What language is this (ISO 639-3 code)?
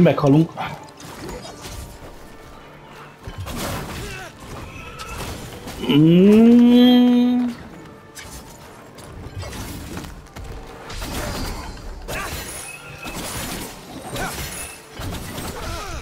hun